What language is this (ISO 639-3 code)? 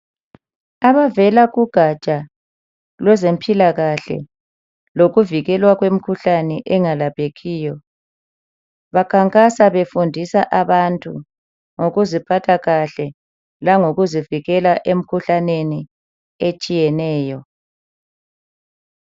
nde